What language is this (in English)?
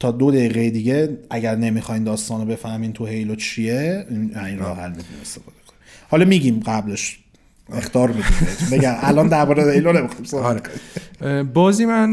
Persian